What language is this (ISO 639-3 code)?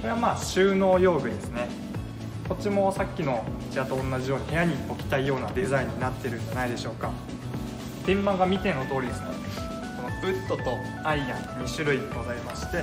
jpn